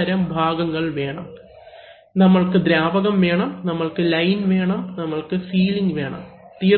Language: Malayalam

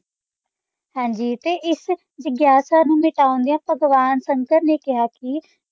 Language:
Punjabi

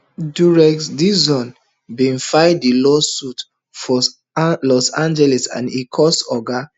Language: Nigerian Pidgin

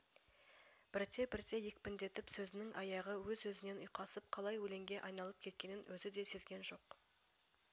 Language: Kazakh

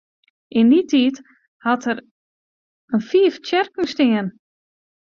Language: Western Frisian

